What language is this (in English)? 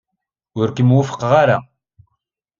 Kabyle